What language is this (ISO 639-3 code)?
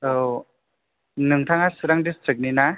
brx